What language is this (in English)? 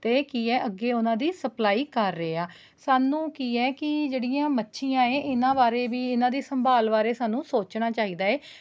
Punjabi